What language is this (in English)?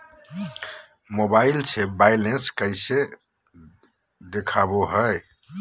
Magahi